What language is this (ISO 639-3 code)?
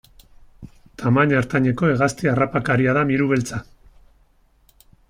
eus